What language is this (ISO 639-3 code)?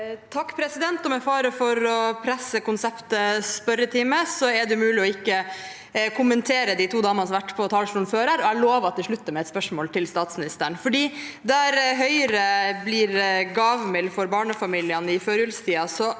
nor